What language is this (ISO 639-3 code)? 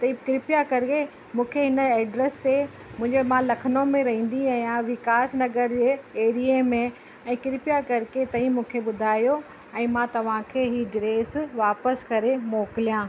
snd